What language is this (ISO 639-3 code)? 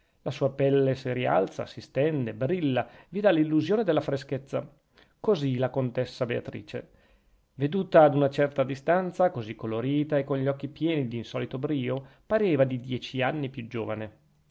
ita